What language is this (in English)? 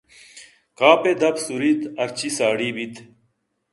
Eastern Balochi